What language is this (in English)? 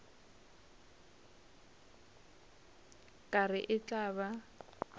Northern Sotho